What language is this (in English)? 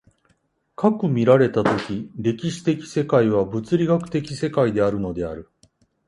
Japanese